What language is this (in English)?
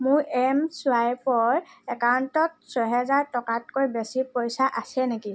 Assamese